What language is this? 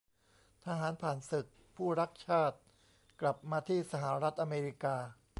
Thai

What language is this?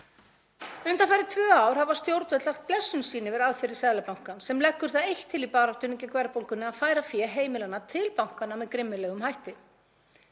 Icelandic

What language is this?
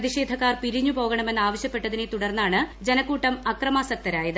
Malayalam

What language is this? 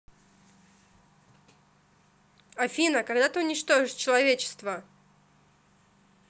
Russian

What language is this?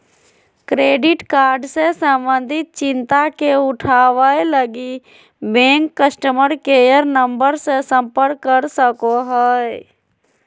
Magahi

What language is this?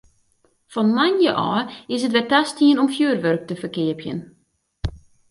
Western Frisian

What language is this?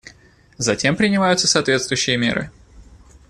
Russian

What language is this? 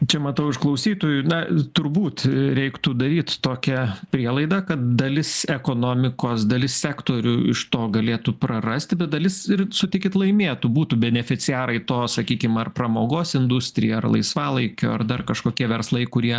Lithuanian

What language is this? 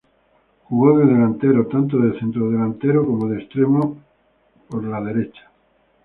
Spanish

